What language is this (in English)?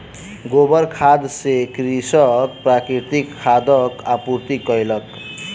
Maithili